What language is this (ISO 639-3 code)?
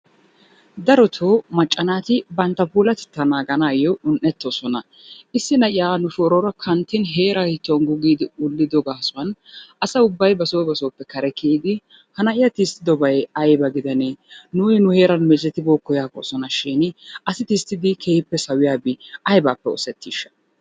wal